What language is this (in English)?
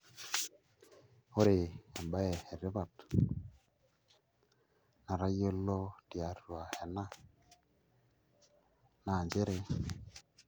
Masai